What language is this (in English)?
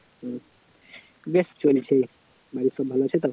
Bangla